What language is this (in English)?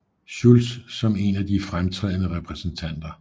Danish